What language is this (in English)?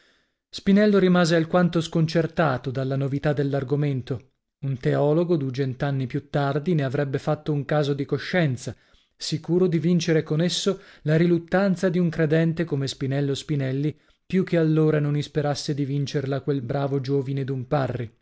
Italian